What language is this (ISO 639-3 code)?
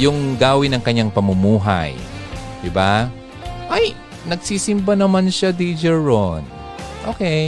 fil